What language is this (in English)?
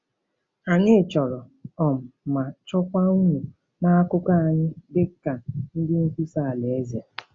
Igbo